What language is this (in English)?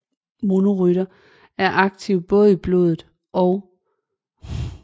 Danish